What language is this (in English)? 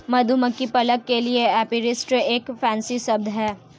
Hindi